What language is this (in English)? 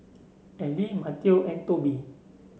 English